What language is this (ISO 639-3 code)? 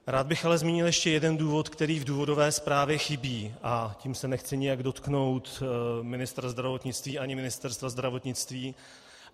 ces